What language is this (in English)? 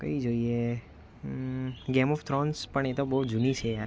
Gujarati